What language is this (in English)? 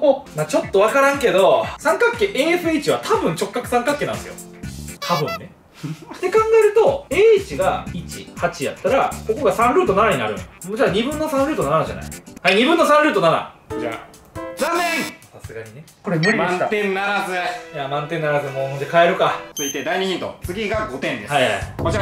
Japanese